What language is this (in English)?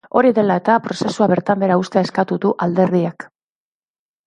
Basque